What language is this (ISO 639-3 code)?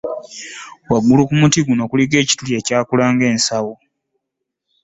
lug